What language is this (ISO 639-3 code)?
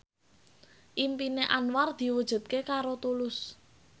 jav